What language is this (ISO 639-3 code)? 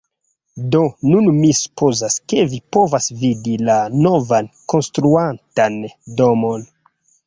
epo